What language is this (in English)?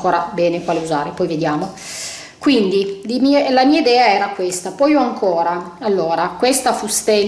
Italian